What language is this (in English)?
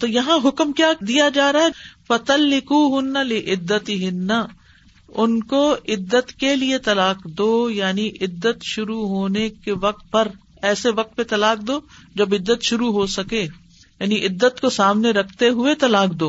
Urdu